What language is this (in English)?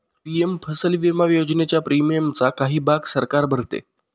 Marathi